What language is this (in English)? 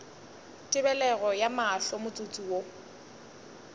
Northern Sotho